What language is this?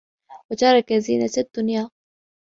Arabic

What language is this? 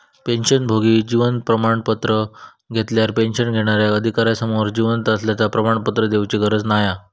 Marathi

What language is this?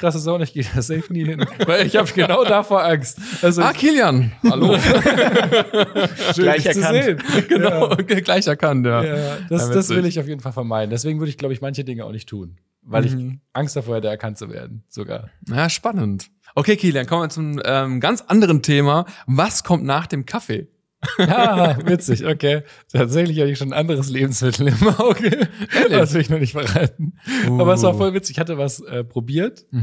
German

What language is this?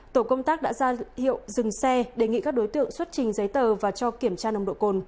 Vietnamese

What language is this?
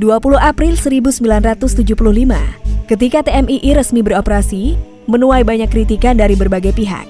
Indonesian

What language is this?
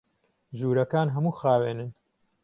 Central Kurdish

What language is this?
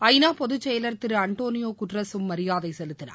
Tamil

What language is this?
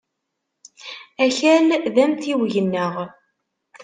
Kabyle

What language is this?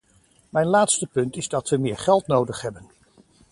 Dutch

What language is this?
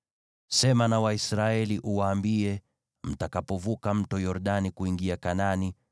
Swahili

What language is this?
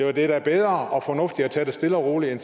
Danish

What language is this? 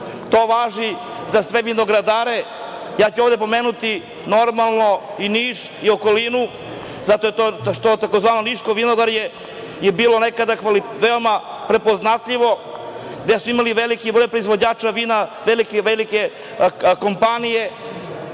Serbian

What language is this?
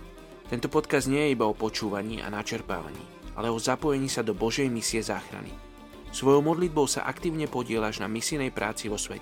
Slovak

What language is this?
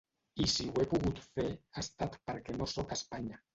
Catalan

